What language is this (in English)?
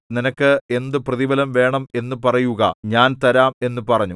Malayalam